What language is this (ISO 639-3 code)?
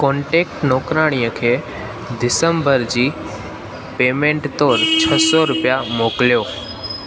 snd